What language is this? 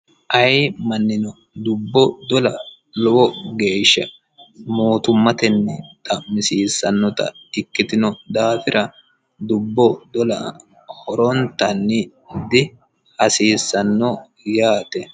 Sidamo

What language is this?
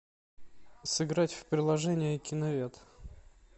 Russian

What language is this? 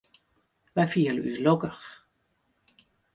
Western Frisian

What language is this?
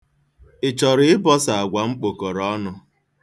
Igbo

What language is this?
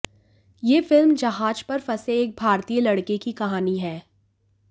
Hindi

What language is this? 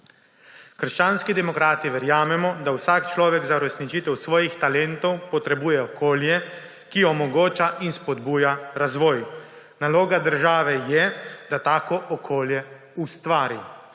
Slovenian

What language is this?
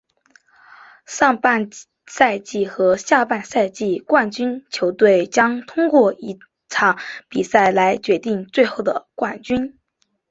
Chinese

